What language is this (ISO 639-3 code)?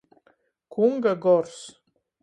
ltg